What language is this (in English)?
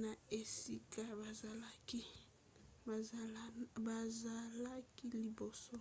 Lingala